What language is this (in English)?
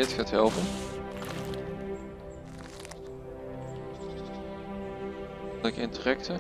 Dutch